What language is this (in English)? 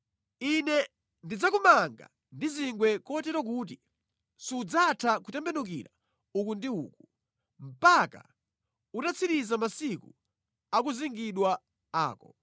Nyanja